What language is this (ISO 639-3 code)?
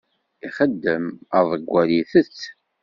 kab